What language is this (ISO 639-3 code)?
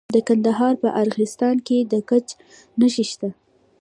pus